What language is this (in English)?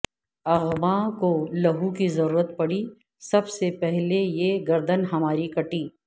Urdu